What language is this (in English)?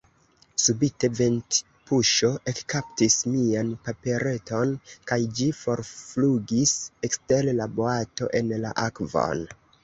Esperanto